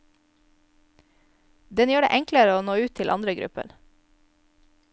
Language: Norwegian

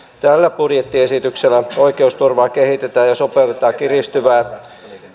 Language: Finnish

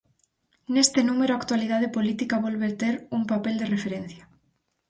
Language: Galician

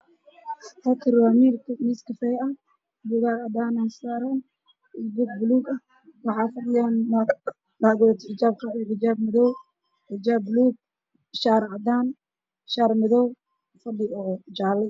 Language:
Somali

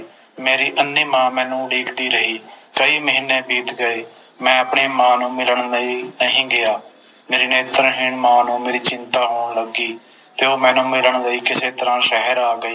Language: Punjabi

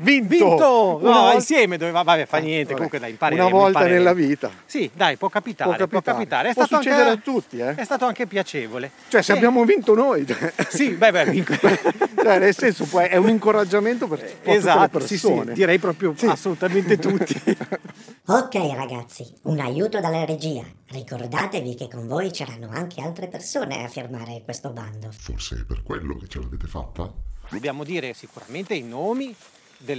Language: Italian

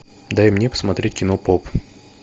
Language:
Russian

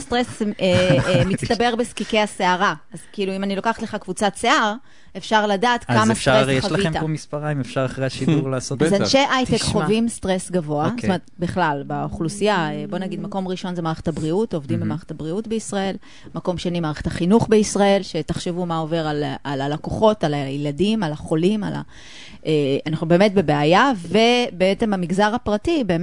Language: Hebrew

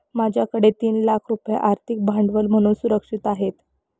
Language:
Marathi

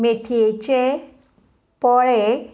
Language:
Konkani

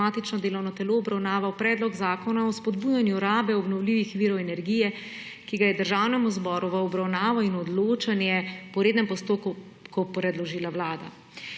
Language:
Slovenian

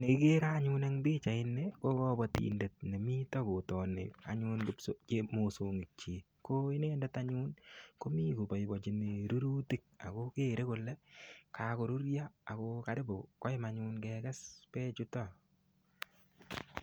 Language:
Kalenjin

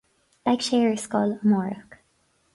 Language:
Irish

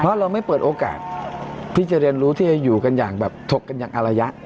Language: Thai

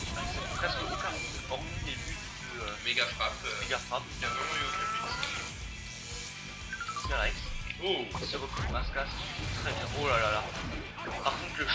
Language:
French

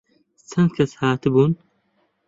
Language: Central Kurdish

